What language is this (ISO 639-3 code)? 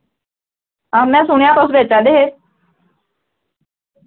doi